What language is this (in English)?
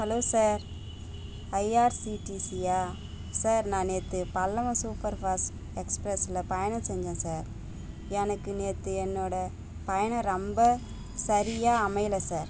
Tamil